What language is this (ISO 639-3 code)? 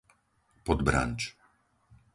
slk